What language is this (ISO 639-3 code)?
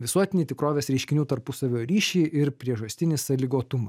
lit